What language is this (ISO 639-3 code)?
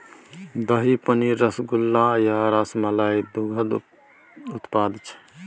mai